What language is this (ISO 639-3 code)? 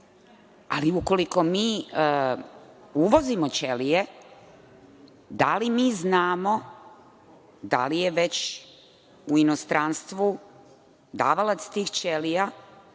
srp